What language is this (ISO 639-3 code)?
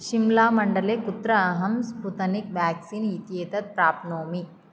san